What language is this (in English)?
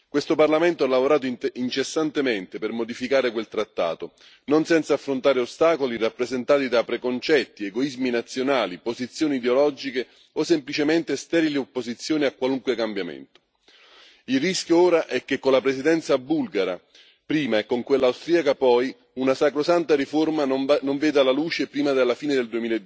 Italian